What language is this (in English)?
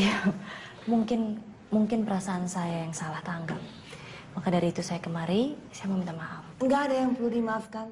Indonesian